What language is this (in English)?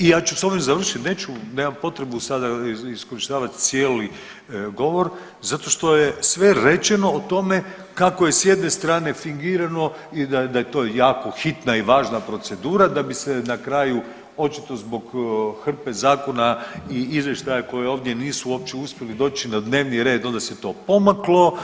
Croatian